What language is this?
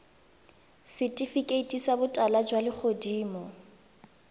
Tswana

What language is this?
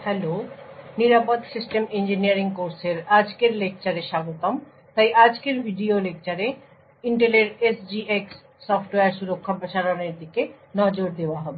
Bangla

